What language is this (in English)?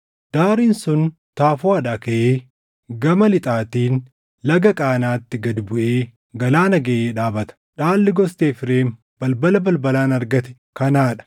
Oromo